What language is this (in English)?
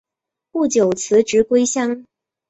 Chinese